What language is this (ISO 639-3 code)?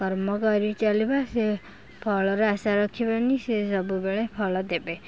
ori